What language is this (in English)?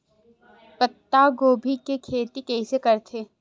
Chhattisgarhi